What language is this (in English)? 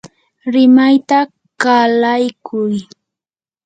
Yanahuanca Pasco Quechua